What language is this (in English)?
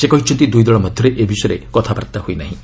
Odia